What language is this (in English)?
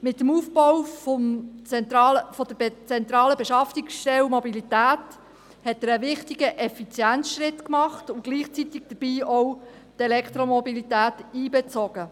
Swiss German